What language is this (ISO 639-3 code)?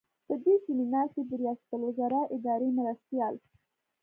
pus